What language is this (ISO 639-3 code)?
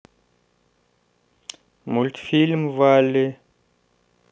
rus